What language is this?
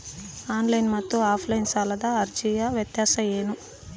Kannada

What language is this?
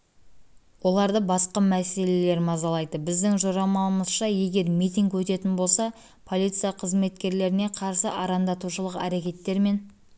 Kazakh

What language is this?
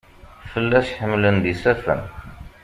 Kabyle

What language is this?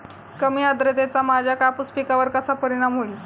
Marathi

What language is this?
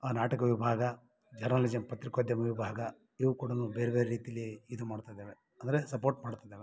Kannada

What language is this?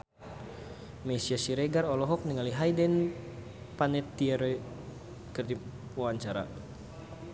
Sundanese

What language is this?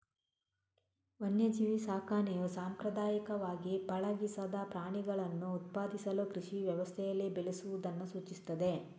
Kannada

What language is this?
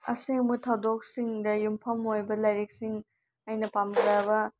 Manipuri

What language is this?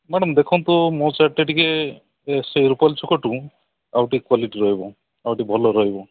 Odia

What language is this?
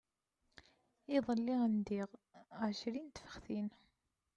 Kabyle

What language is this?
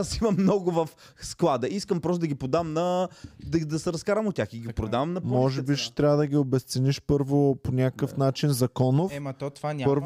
Bulgarian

